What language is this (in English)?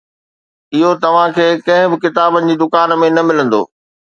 Sindhi